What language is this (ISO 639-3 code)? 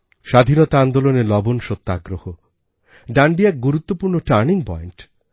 ben